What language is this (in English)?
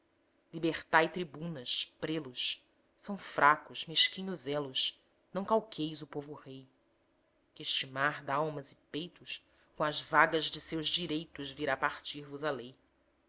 Portuguese